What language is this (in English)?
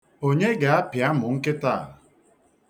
Igbo